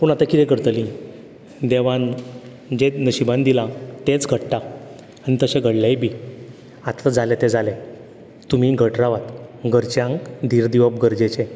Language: Konkani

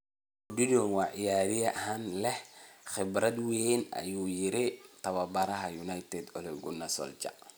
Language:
Somali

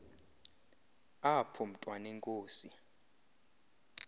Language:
Xhosa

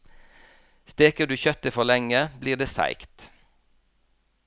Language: Norwegian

